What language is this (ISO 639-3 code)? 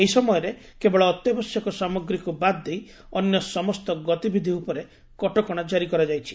ori